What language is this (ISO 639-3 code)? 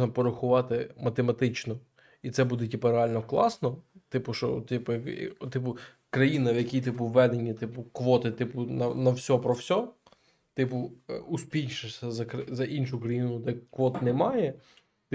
ukr